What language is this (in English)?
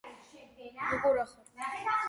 Georgian